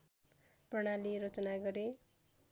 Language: Nepali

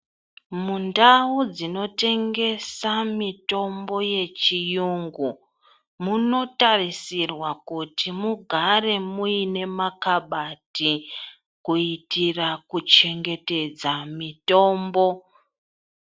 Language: Ndau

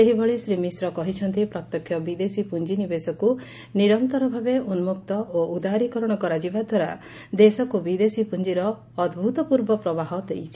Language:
Odia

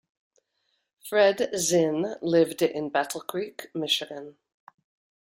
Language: English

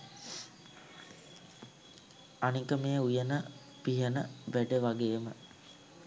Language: Sinhala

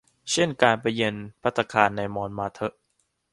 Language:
Thai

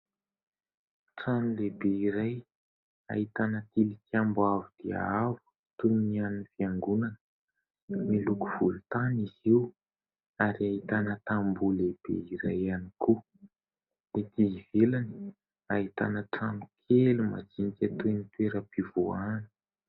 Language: Malagasy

